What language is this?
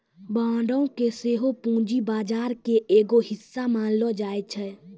Maithili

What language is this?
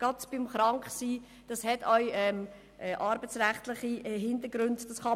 Swiss German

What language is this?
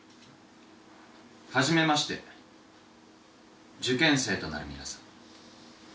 Japanese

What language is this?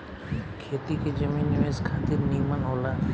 Bhojpuri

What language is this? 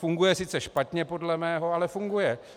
Czech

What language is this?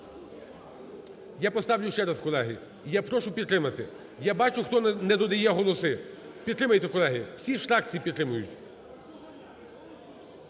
Ukrainian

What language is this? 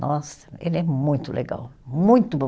Portuguese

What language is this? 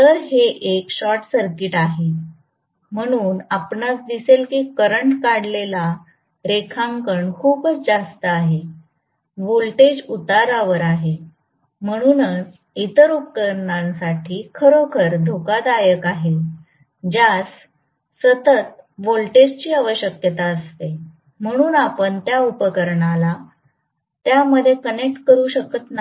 Marathi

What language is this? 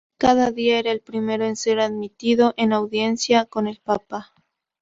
Spanish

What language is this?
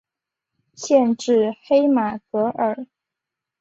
Chinese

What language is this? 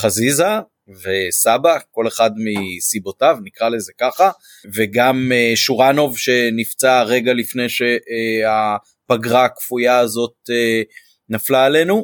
Hebrew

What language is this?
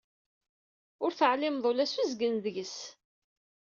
Kabyle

